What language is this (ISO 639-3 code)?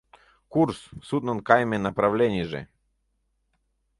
chm